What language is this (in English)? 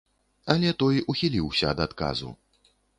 Belarusian